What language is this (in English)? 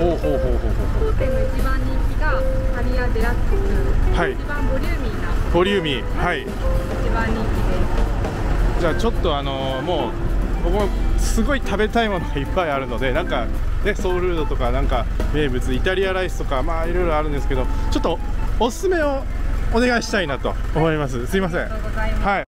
Japanese